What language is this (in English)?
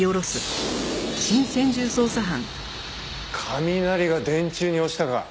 Japanese